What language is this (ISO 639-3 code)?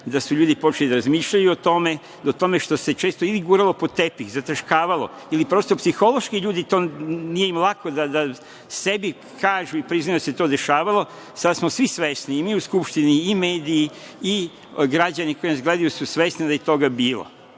srp